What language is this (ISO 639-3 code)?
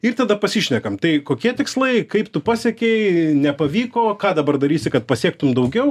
lit